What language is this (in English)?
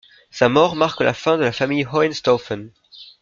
French